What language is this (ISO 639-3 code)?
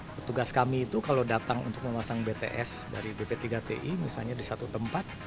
ind